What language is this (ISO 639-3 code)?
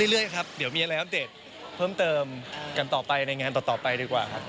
tha